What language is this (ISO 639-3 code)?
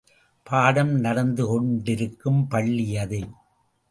tam